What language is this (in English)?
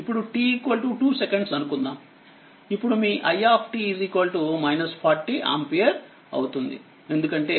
Telugu